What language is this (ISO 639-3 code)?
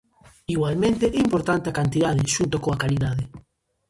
glg